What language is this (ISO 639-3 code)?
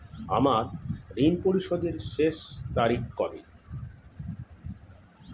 ben